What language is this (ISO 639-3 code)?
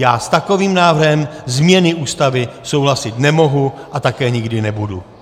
ces